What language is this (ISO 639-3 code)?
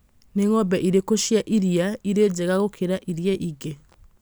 kik